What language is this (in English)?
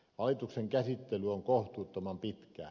Finnish